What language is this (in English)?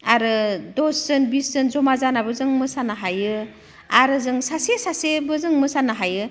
Bodo